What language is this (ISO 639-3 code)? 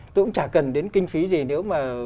vie